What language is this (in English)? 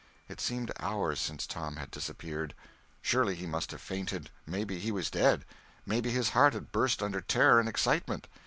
English